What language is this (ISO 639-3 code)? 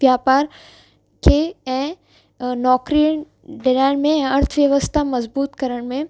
snd